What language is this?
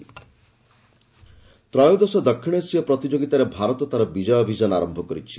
Odia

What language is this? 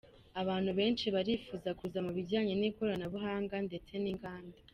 Kinyarwanda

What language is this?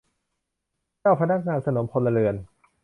Thai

